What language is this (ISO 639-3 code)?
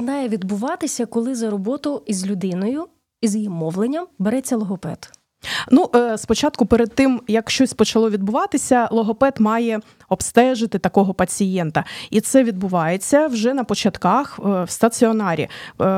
ukr